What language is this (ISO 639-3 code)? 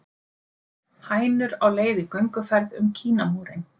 isl